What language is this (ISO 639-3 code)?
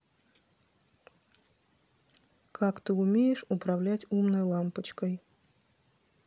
rus